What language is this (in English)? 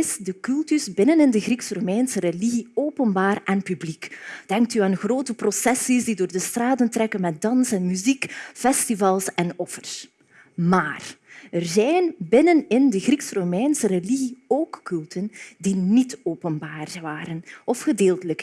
Dutch